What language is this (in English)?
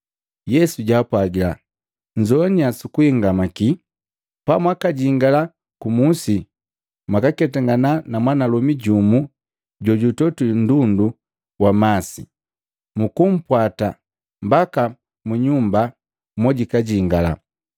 Matengo